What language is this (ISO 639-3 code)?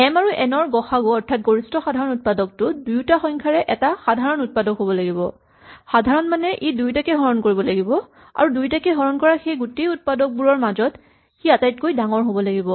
asm